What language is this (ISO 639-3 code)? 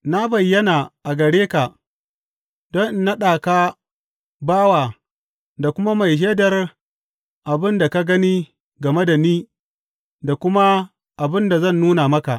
hau